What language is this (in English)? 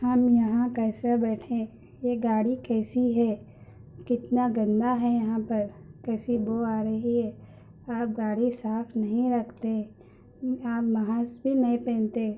Urdu